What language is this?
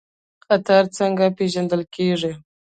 Pashto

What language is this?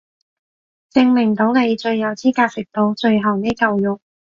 Cantonese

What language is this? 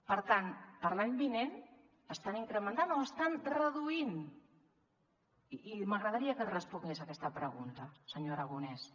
Catalan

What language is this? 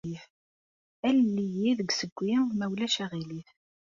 Kabyle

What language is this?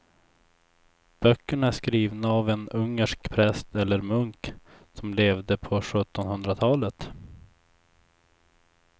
Swedish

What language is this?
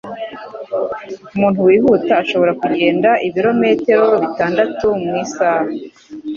Kinyarwanda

